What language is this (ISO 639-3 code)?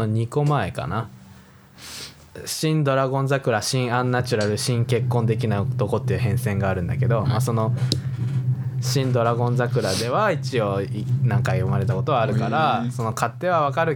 jpn